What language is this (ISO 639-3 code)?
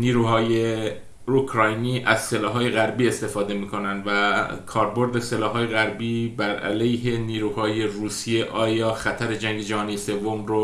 fas